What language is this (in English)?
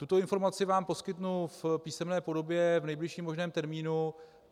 Czech